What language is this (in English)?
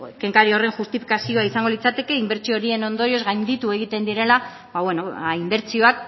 Basque